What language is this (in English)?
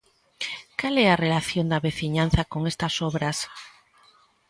Galician